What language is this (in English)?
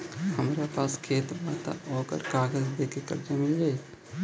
Bhojpuri